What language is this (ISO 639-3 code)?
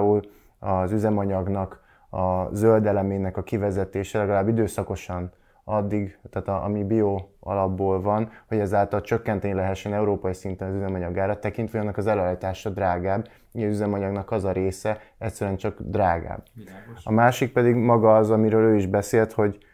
hun